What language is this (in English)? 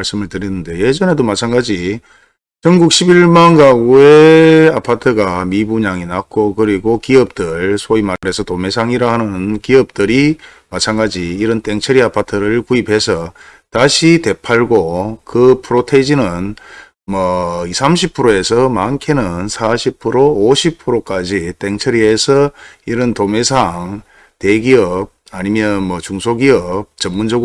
Korean